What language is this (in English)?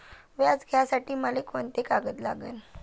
Marathi